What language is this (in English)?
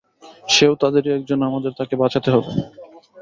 Bangla